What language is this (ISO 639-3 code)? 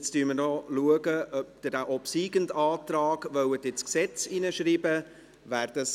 gsw